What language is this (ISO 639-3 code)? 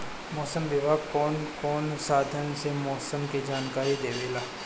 bho